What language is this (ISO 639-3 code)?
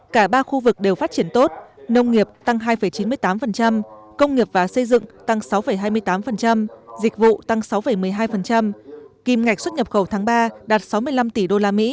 vie